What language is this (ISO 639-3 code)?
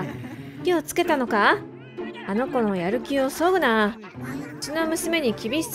jpn